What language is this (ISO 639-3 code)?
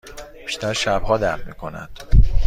fas